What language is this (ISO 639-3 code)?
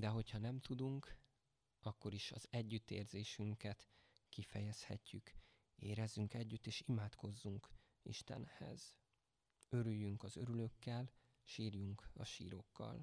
hun